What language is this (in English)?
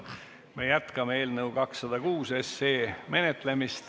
Estonian